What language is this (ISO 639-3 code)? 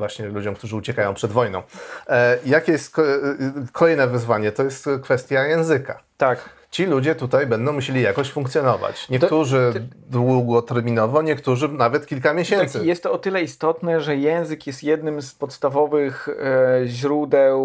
pol